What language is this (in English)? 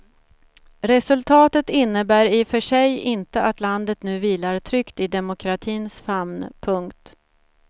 Swedish